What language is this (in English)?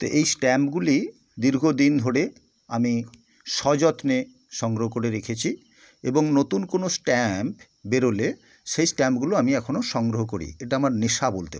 Bangla